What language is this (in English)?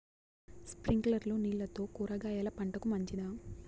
Telugu